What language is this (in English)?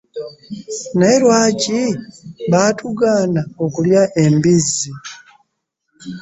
Ganda